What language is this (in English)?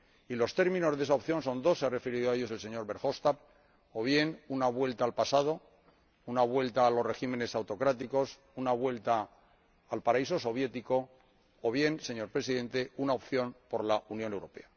Spanish